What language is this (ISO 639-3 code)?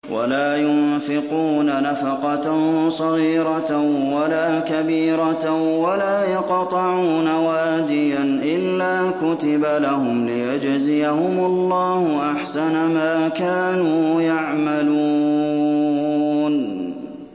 ara